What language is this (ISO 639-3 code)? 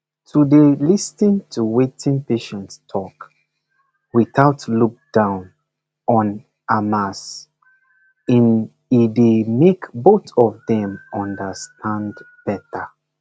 pcm